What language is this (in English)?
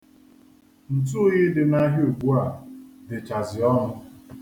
Igbo